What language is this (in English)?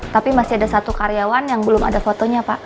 Indonesian